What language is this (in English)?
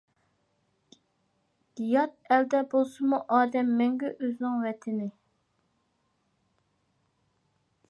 Uyghur